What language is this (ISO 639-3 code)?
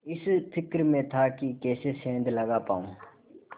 hin